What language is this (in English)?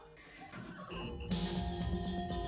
Indonesian